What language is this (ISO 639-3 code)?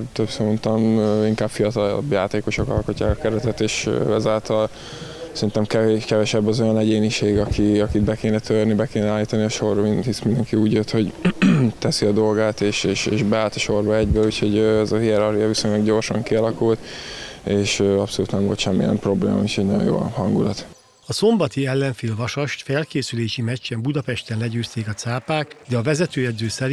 hun